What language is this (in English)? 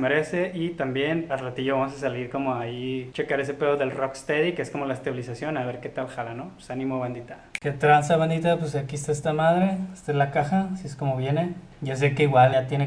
Spanish